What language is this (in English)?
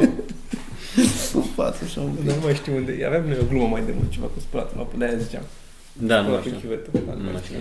Romanian